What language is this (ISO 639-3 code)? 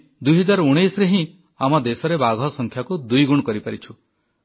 ori